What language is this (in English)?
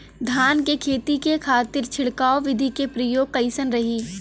Bhojpuri